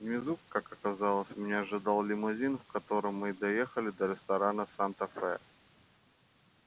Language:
Russian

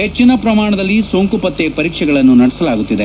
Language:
Kannada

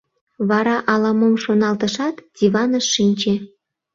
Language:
Mari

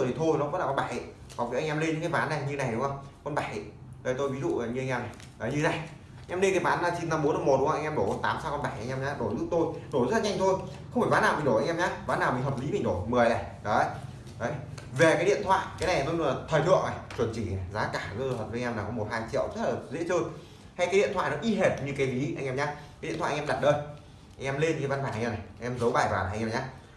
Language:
Vietnamese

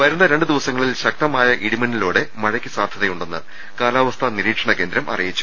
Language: Malayalam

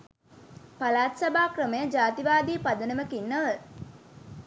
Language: Sinhala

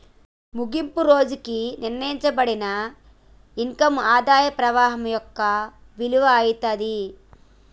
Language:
Telugu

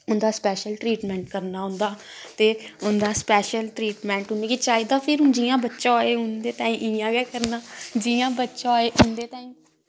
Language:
Dogri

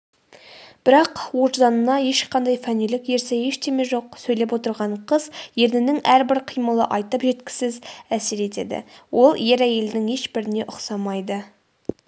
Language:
Kazakh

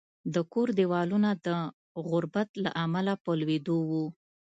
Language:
Pashto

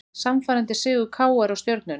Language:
Icelandic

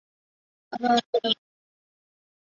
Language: Chinese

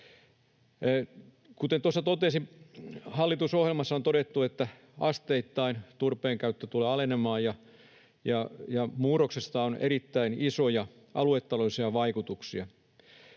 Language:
Finnish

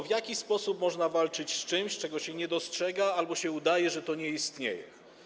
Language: Polish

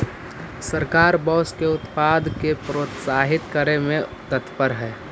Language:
Magahi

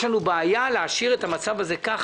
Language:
Hebrew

